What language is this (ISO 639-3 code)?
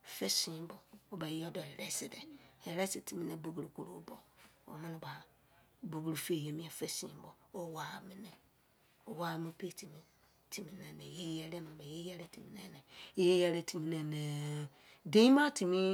ijc